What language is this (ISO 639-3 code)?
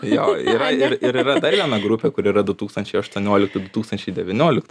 lit